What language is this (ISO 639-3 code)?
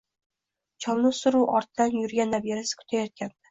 uzb